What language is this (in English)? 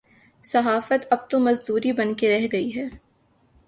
Urdu